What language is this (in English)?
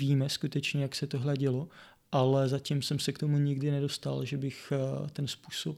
Czech